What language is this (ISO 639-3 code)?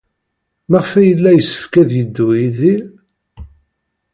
kab